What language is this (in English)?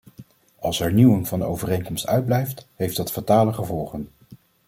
Dutch